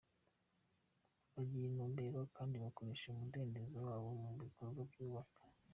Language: Kinyarwanda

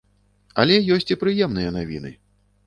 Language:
Belarusian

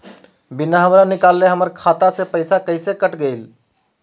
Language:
Magahi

